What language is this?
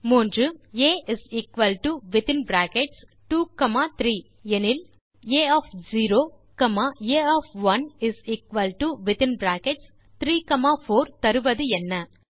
Tamil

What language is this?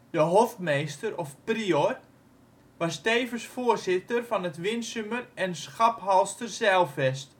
Dutch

